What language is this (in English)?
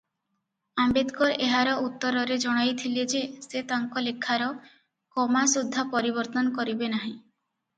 Odia